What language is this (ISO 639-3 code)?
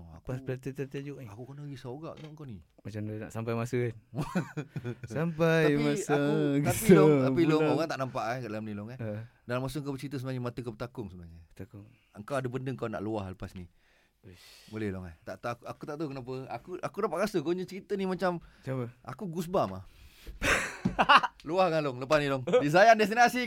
msa